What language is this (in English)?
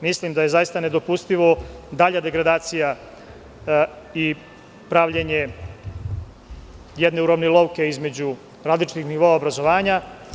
Serbian